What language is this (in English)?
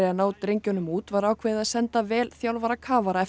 Icelandic